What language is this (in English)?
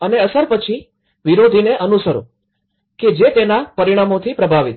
Gujarati